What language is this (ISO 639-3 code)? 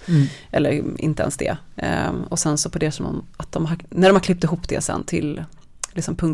swe